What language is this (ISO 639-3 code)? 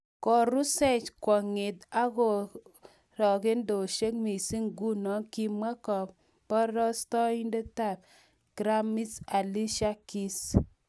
kln